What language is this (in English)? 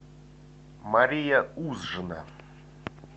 Russian